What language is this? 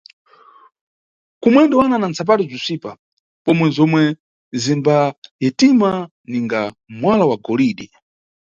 Nyungwe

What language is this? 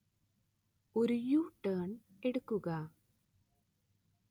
Malayalam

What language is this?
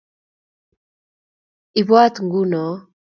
Kalenjin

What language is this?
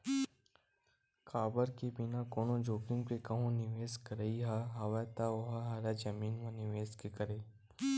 Chhattisgarhi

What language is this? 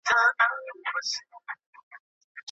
Pashto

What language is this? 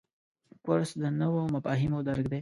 Pashto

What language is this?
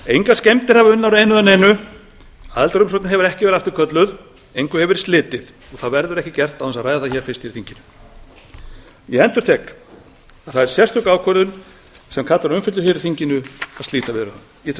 Icelandic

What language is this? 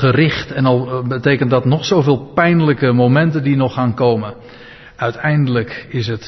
Dutch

